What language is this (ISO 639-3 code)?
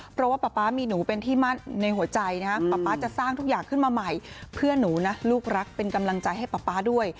tha